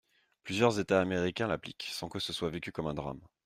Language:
French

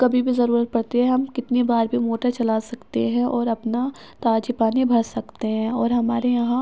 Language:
Urdu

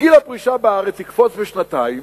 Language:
Hebrew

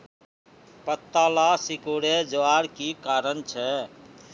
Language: Magahi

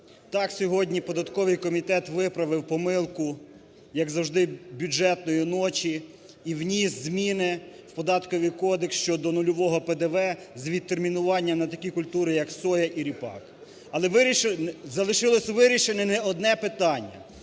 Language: Ukrainian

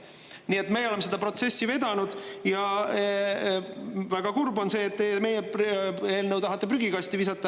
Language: Estonian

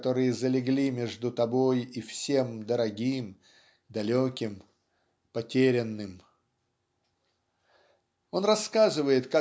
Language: Russian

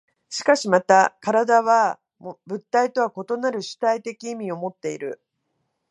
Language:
Japanese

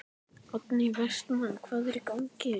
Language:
Icelandic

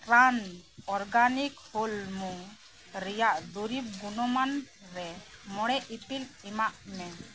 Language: Santali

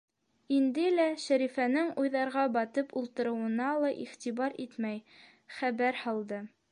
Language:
Bashkir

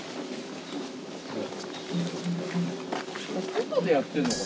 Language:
Japanese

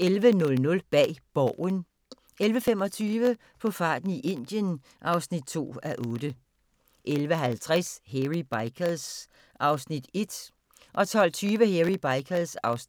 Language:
Danish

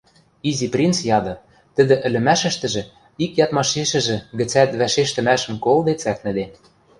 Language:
Western Mari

